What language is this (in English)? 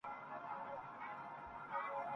Urdu